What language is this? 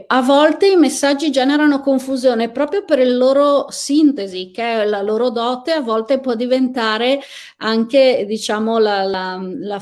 Italian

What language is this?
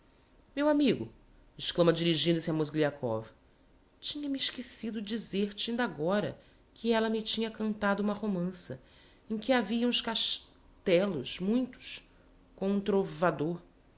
Portuguese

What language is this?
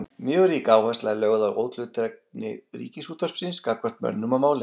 Icelandic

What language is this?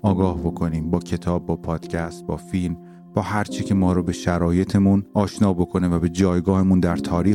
Persian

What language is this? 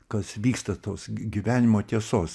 Lithuanian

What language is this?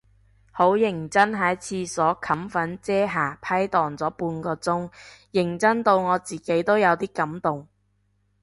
Cantonese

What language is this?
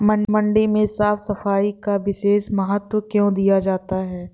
Hindi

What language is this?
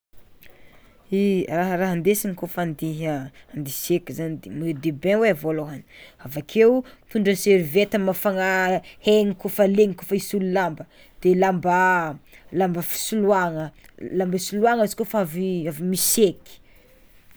Tsimihety Malagasy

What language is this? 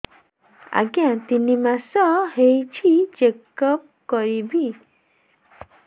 Odia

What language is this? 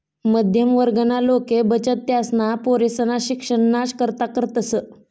Marathi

